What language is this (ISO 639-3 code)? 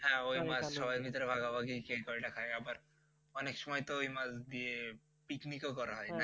ben